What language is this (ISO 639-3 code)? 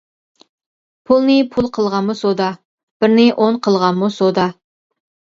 uig